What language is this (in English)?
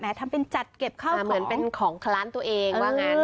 Thai